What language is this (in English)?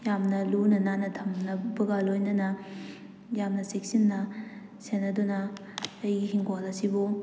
Manipuri